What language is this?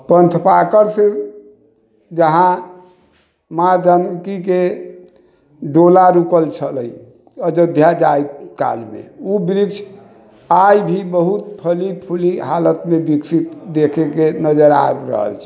Maithili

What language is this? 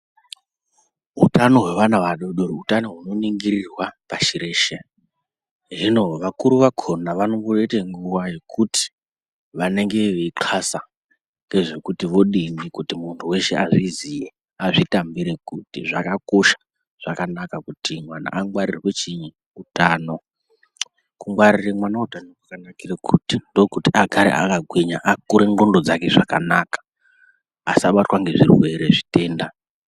Ndau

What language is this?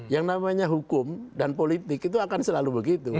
Indonesian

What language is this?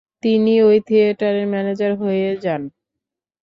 Bangla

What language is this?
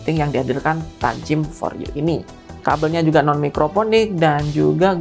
Indonesian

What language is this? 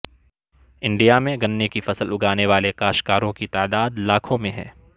Urdu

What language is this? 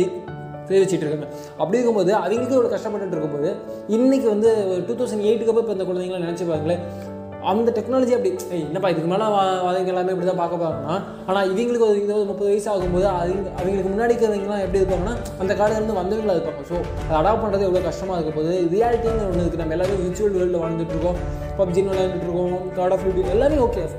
Tamil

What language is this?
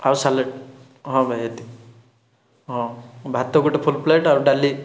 Odia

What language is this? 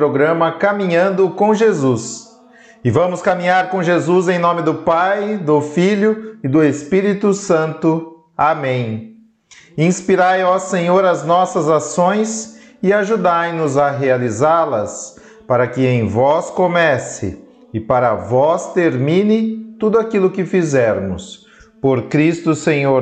Portuguese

